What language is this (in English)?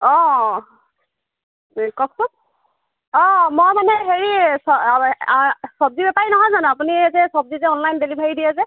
Assamese